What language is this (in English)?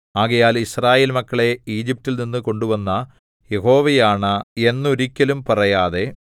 Malayalam